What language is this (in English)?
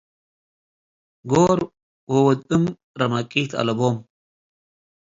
Tigre